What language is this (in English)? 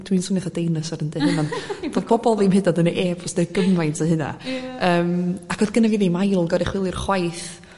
Welsh